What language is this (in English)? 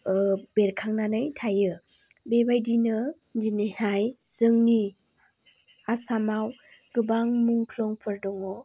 Bodo